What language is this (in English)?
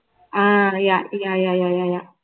Tamil